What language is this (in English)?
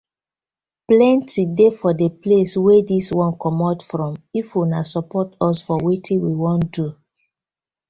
Nigerian Pidgin